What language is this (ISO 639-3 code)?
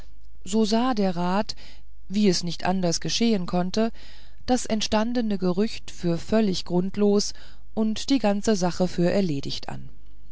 deu